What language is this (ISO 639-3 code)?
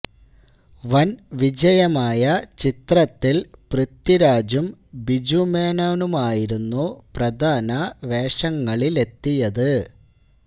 mal